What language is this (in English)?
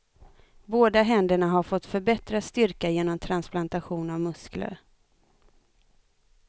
Swedish